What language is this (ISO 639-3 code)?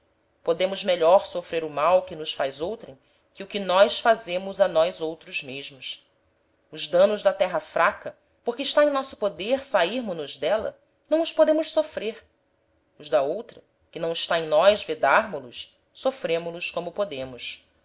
por